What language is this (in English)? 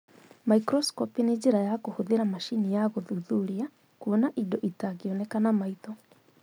Kikuyu